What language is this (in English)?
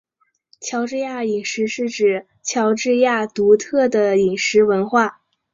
Chinese